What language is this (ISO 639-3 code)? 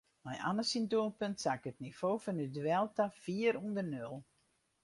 fry